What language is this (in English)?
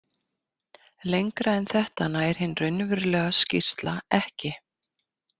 Icelandic